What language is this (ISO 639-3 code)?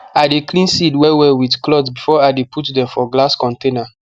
pcm